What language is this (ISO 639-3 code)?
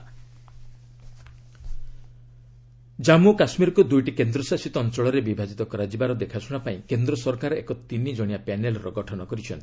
ori